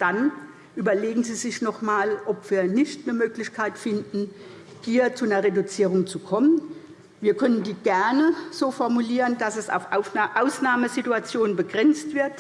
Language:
German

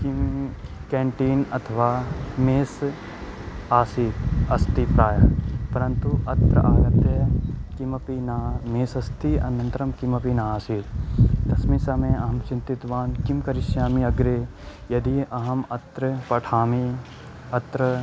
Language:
Sanskrit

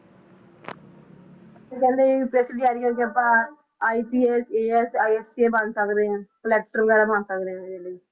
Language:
Punjabi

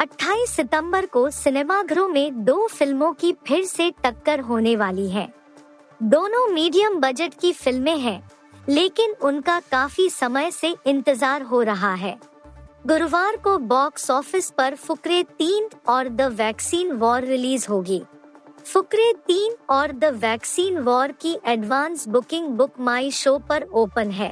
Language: Hindi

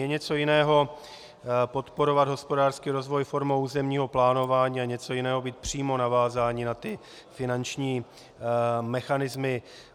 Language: Czech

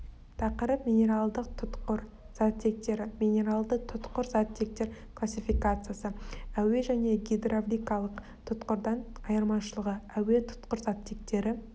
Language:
Kazakh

